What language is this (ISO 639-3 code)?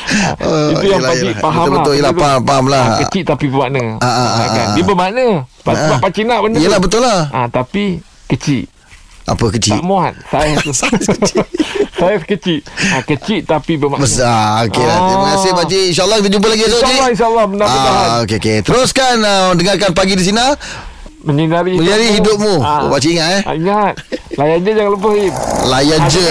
msa